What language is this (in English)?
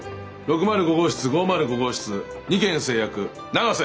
Japanese